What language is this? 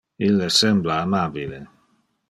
Interlingua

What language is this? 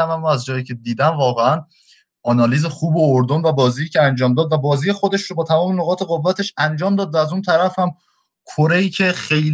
Persian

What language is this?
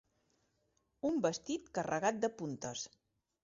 Catalan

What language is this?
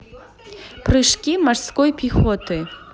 Russian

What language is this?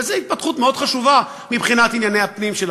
Hebrew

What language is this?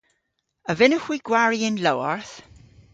Cornish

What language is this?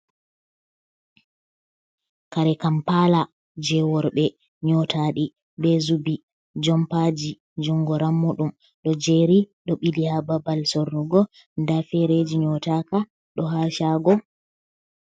Fula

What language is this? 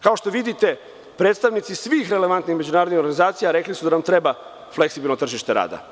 Serbian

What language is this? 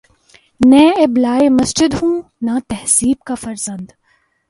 Urdu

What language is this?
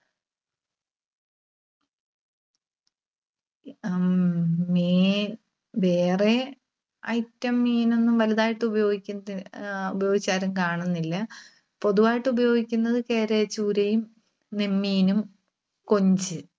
Malayalam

